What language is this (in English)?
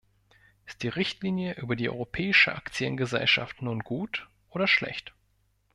German